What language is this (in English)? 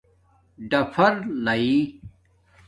Domaaki